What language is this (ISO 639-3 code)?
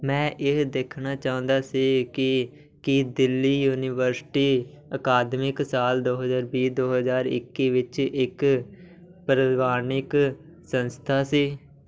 pan